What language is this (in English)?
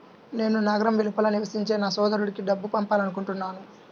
Telugu